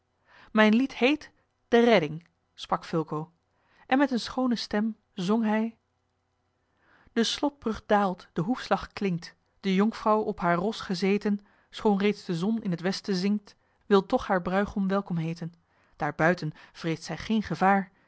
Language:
Dutch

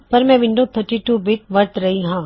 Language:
Punjabi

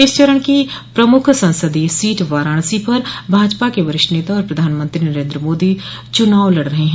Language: Hindi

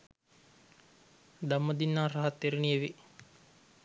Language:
Sinhala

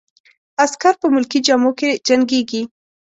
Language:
Pashto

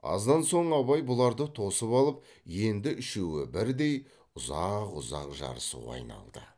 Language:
Kazakh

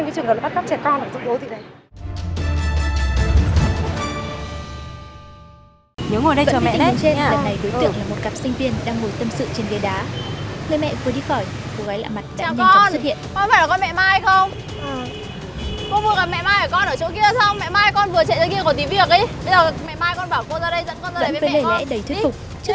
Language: Vietnamese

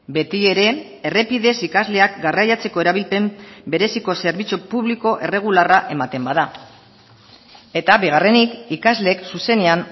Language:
Basque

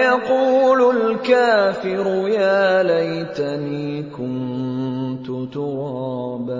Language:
Arabic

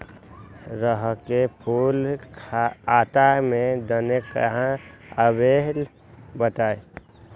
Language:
Magahi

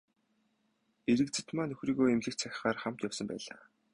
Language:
Mongolian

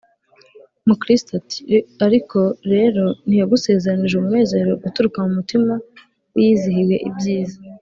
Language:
Kinyarwanda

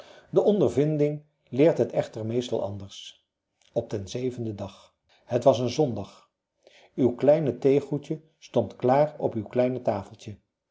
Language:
Dutch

